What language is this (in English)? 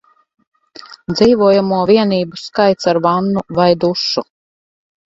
Latvian